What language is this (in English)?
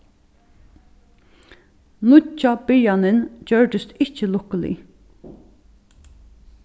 Faroese